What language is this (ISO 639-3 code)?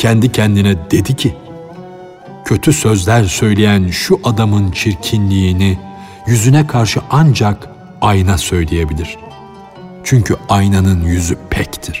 tur